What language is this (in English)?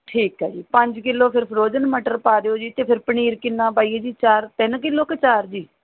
Punjabi